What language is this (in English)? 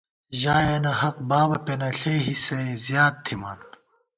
Gawar-Bati